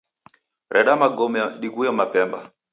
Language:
Taita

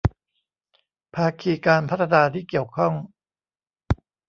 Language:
Thai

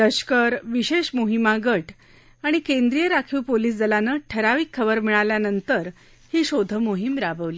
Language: Marathi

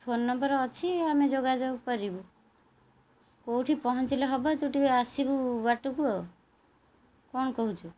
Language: Odia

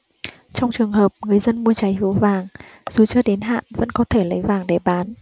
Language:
Vietnamese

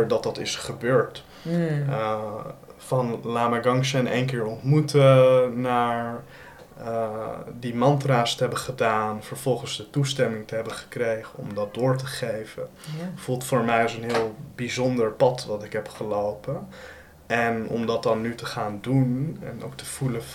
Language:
Dutch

